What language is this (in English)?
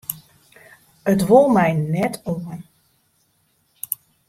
Western Frisian